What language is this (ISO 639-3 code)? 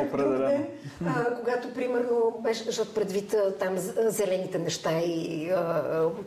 bul